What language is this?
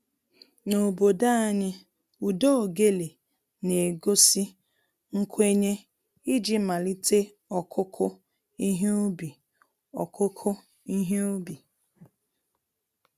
Igbo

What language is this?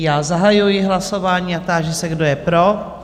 Czech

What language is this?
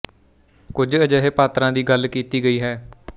Punjabi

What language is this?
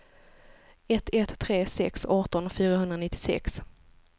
Swedish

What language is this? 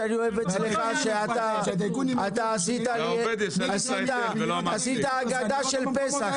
Hebrew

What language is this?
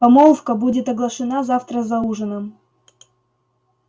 Russian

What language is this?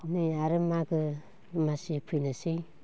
Bodo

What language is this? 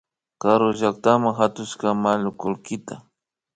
Imbabura Highland Quichua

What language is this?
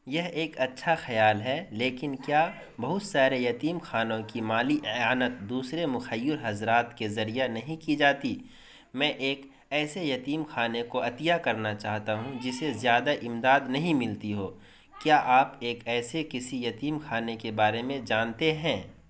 Urdu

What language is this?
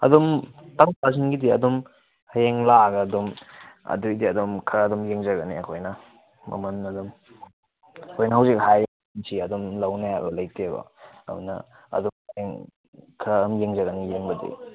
Manipuri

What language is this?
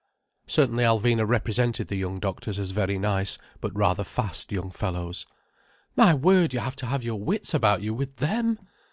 English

